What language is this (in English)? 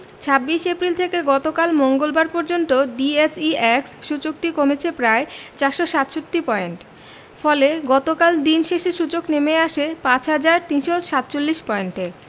Bangla